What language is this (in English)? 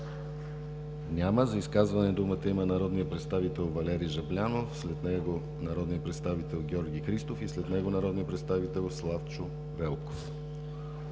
Bulgarian